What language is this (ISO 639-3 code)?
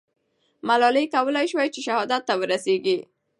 pus